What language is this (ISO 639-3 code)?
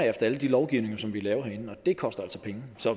dan